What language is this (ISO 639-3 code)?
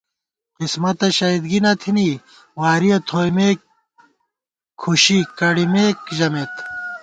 gwt